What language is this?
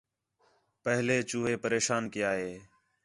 Khetrani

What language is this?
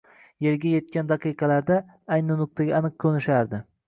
Uzbek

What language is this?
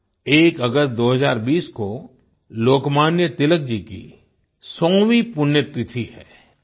Hindi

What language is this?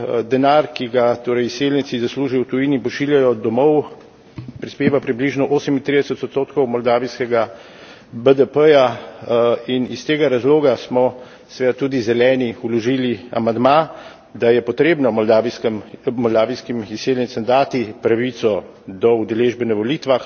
Slovenian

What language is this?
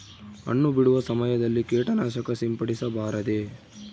Kannada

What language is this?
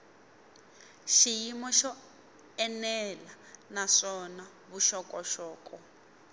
Tsonga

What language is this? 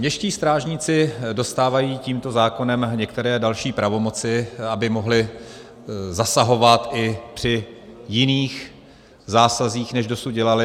Czech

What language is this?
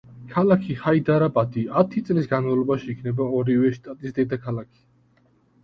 Georgian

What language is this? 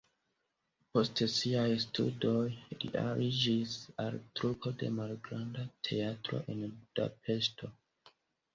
Esperanto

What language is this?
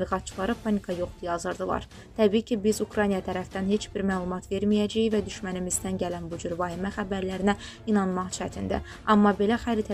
Turkish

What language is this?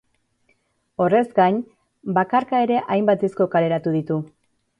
Basque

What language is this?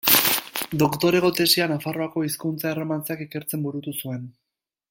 Basque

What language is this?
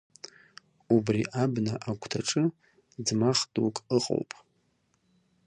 Abkhazian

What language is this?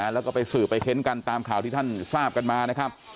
Thai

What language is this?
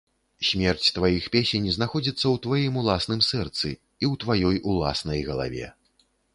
Belarusian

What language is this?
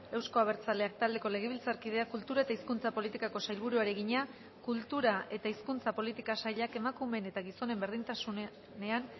Basque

